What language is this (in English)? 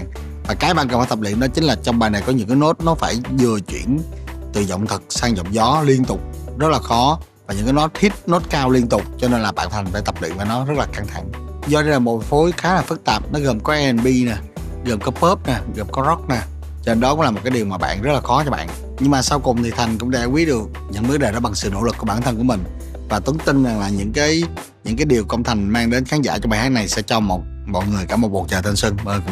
Vietnamese